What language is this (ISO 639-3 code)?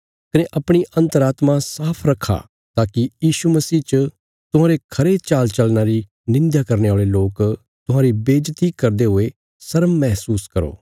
kfs